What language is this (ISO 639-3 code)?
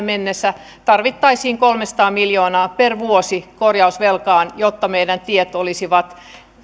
fin